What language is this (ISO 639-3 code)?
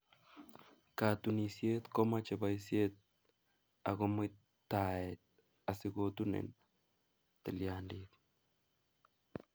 kln